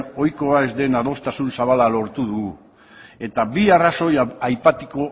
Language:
Basque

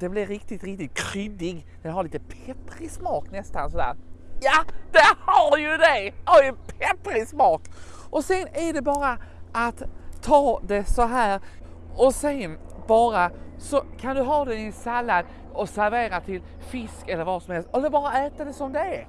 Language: Swedish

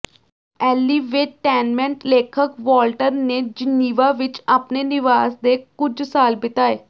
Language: Punjabi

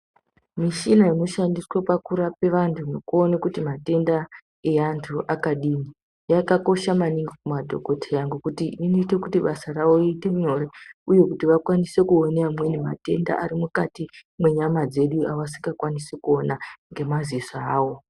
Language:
Ndau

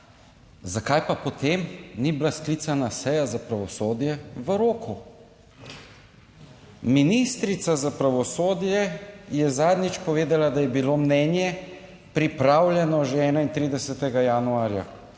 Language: Slovenian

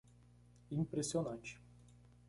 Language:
Portuguese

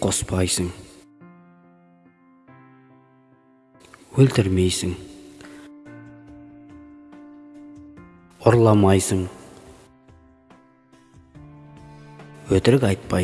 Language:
Spanish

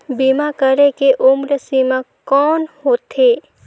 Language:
Chhattisgarhi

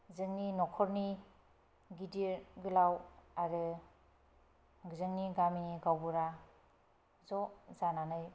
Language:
Bodo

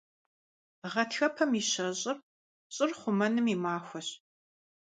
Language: Kabardian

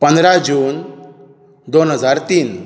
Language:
Konkani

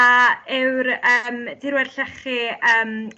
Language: Welsh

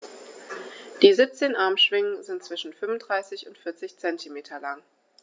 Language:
German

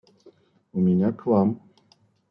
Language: Russian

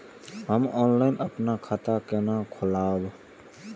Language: Maithili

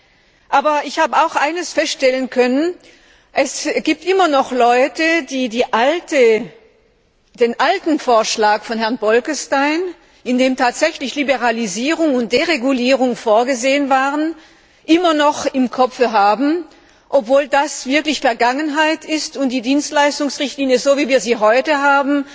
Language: German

